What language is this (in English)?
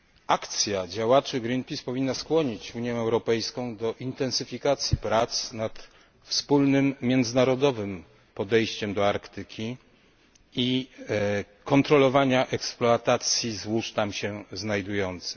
Polish